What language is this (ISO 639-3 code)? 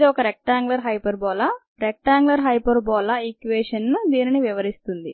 tel